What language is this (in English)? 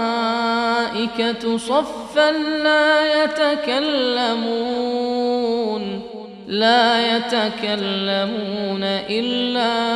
Arabic